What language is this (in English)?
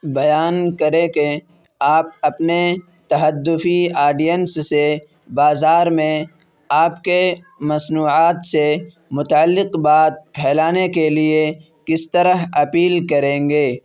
Urdu